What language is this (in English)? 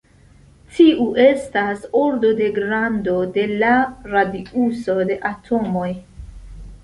Esperanto